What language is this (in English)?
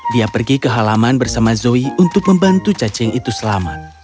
Indonesian